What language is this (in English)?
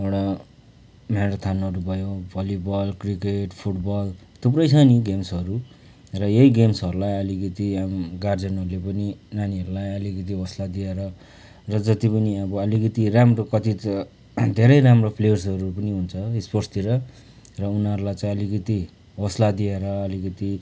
Nepali